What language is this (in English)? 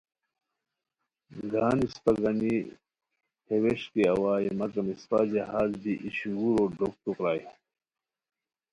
Khowar